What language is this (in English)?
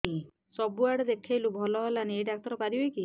Odia